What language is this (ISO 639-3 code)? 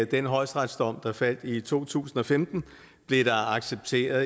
dan